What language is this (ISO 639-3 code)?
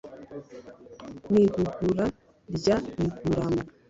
kin